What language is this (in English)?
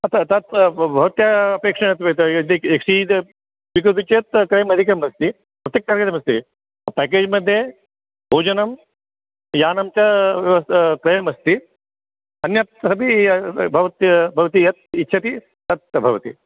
Sanskrit